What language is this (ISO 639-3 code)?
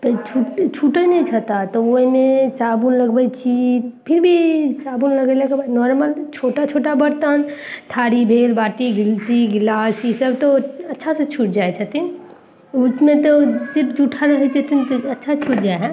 mai